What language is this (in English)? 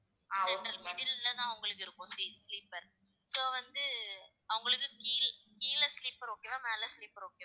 Tamil